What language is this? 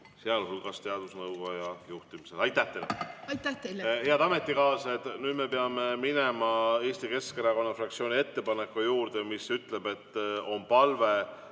Estonian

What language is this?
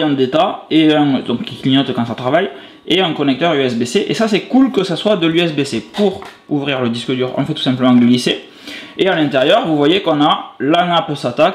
French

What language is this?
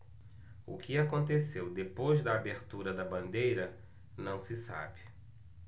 Portuguese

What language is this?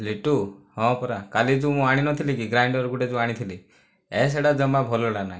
Odia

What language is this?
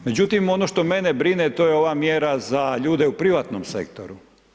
Croatian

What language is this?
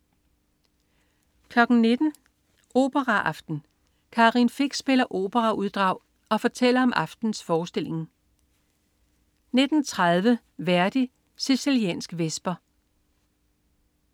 Danish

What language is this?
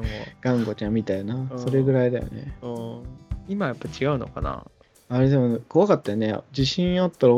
Japanese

